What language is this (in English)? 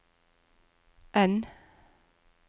Norwegian